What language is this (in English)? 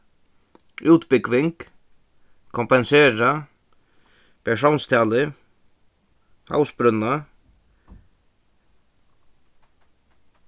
Faroese